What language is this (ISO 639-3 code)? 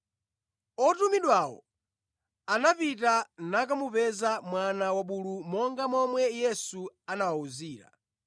nya